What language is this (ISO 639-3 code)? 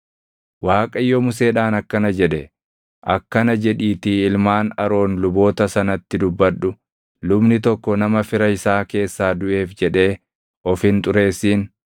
orm